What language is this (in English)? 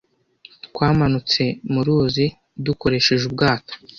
Kinyarwanda